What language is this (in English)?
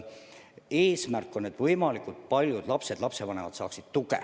Estonian